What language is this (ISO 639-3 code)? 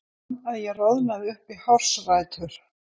isl